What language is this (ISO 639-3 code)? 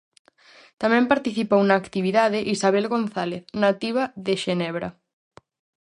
glg